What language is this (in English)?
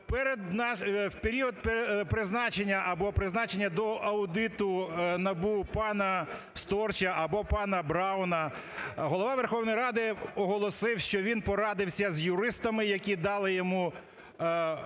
Ukrainian